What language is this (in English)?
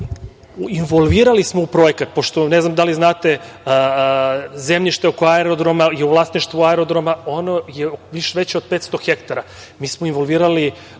Serbian